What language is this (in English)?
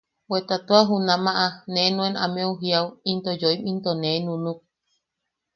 Yaqui